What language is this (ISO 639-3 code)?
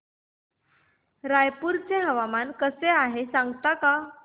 mar